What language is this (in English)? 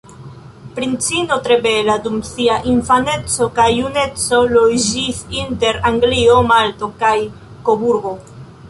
Esperanto